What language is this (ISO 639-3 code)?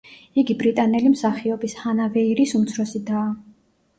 kat